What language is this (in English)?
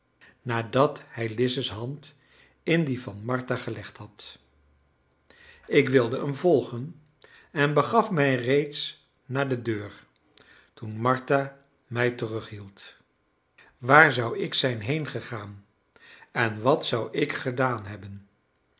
Dutch